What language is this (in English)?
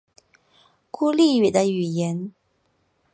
Chinese